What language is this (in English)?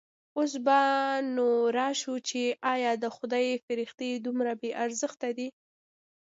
Pashto